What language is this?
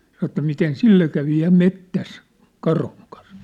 Finnish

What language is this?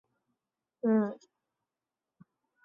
Chinese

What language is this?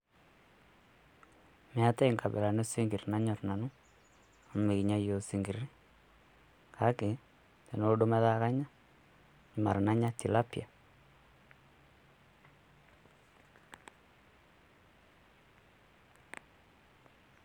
Masai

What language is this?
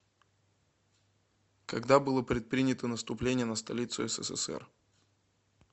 Russian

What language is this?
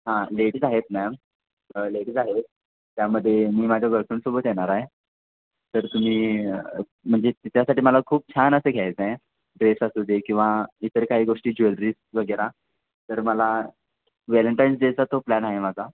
Marathi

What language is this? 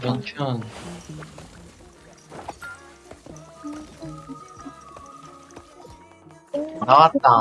Korean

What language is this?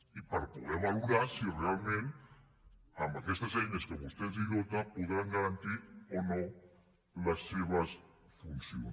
Catalan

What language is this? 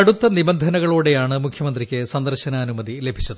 Malayalam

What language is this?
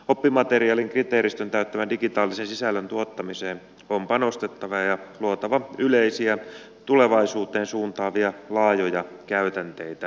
Finnish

